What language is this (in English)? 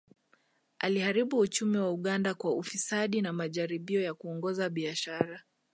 Swahili